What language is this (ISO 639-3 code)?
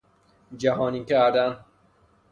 fas